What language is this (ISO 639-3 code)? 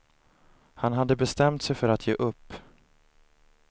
swe